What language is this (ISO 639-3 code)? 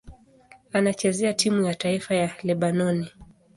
swa